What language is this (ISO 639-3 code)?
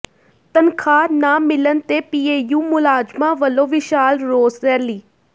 pan